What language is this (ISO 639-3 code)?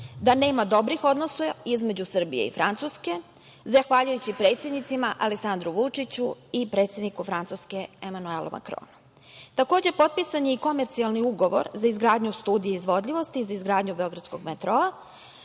srp